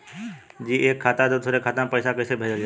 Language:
Bhojpuri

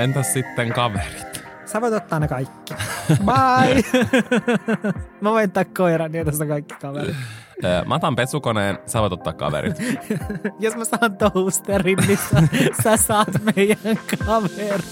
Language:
Finnish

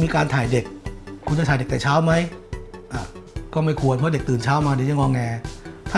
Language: Thai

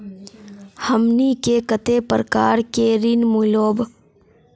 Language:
Magahi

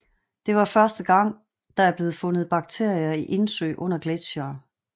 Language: Danish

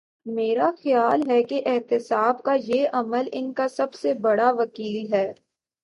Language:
Urdu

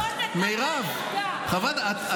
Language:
Hebrew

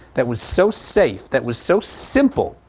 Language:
English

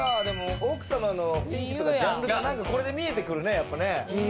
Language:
Japanese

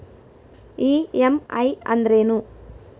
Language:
Kannada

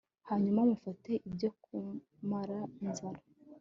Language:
Kinyarwanda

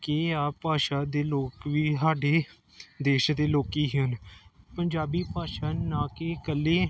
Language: Punjabi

